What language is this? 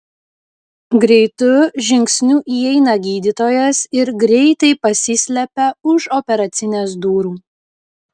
Lithuanian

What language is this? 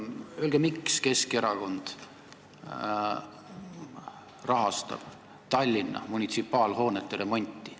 Estonian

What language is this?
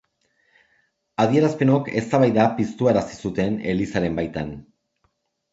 Basque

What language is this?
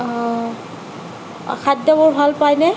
Assamese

